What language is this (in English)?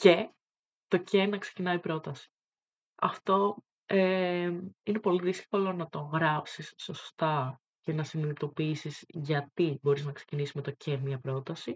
Greek